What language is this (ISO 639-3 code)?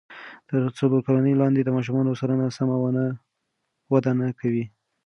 pus